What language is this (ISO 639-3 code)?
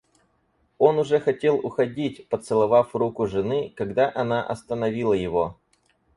rus